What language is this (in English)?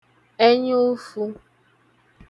Igbo